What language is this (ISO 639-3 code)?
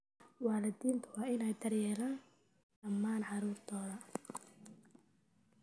som